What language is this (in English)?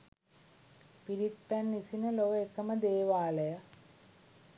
Sinhala